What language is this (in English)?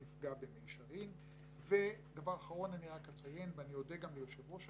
Hebrew